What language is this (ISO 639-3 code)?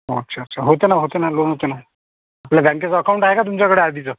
mar